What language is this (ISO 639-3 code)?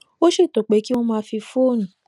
yor